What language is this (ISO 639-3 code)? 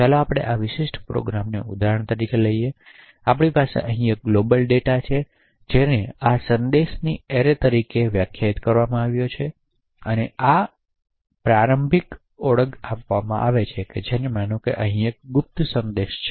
guj